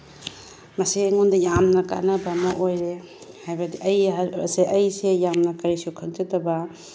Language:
Manipuri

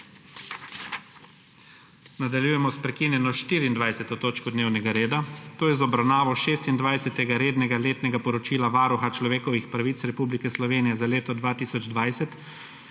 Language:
Slovenian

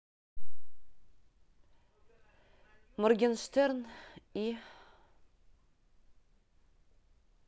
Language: Russian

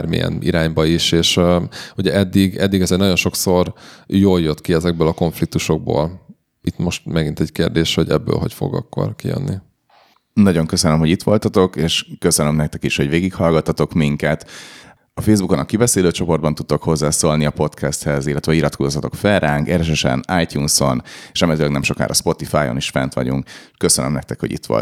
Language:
Hungarian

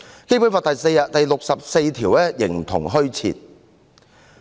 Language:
Cantonese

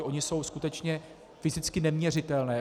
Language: Czech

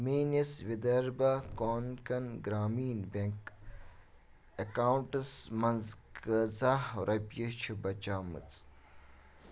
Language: Kashmiri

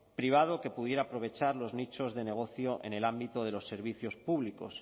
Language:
Spanish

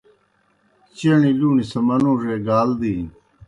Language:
Kohistani Shina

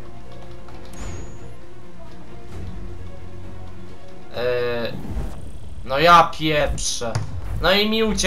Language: Polish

